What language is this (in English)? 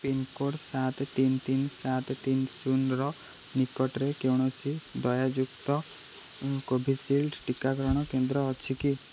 Odia